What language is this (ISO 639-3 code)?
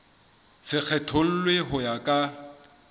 sot